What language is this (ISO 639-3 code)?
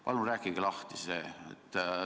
est